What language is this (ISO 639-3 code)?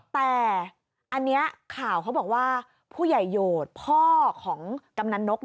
tha